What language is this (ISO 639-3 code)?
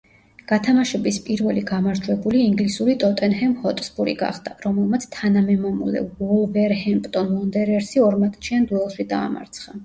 kat